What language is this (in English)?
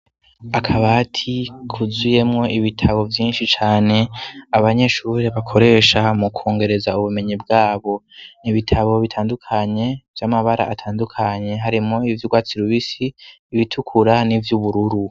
Rundi